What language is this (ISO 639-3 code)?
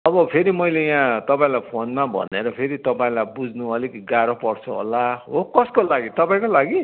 nep